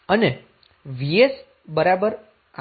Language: Gujarati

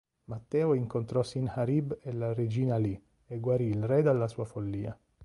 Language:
Italian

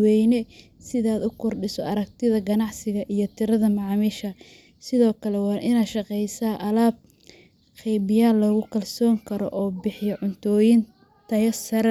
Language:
Somali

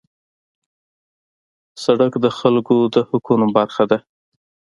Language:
Pashto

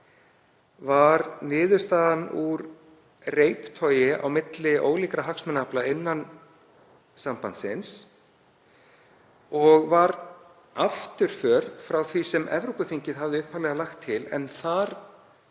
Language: Icelandic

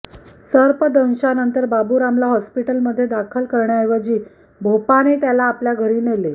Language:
Marathi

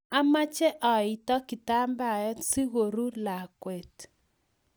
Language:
Kalenjin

